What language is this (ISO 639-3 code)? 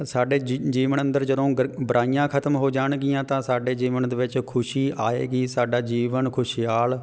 pan